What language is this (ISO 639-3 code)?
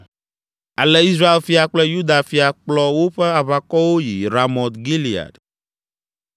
ewe